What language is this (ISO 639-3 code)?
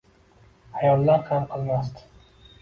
uzb